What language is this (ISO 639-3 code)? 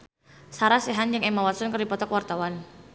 sun